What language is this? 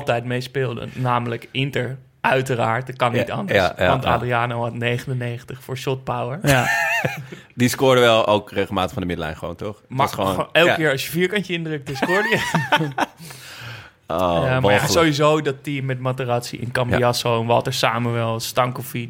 Dutch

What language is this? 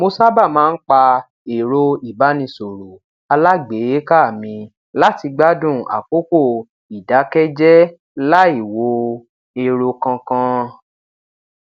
Yoruba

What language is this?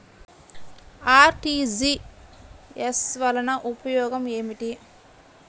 Telugu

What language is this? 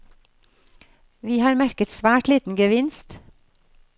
Norwegian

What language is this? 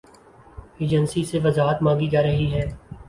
Urdu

